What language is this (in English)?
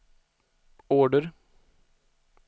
Swedish